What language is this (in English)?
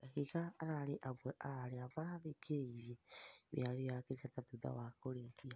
Kikuyu